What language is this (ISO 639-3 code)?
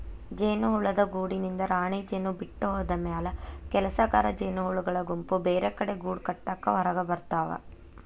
kan